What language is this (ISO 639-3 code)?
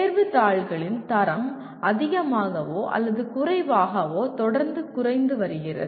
tam